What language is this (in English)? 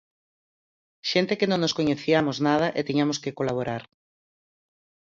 Galician